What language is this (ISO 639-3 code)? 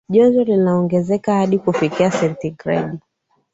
swa